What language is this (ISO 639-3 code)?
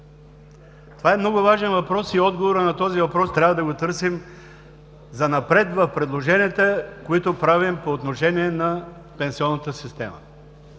bul